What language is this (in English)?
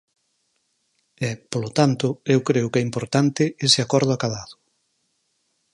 Galician